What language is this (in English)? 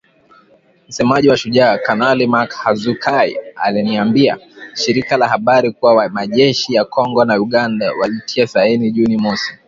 Swahili